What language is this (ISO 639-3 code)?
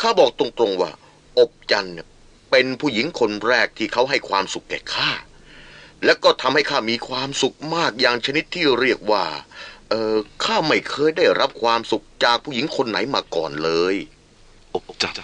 tha